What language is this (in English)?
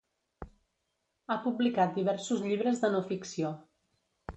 Catalan